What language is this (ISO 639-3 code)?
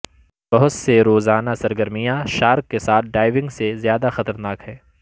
urd